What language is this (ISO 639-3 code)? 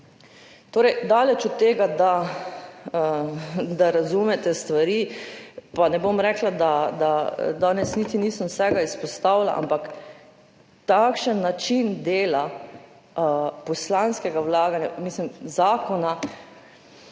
slv